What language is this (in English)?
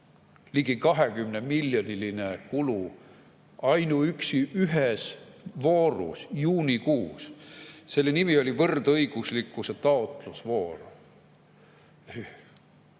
Estonian